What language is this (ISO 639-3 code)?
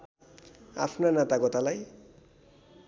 nep